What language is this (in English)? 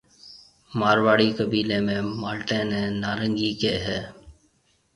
Marwari (Pakistan)